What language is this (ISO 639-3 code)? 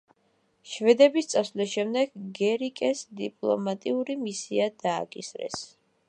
kat